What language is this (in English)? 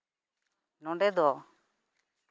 Santali